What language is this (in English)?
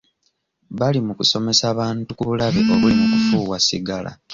Ganda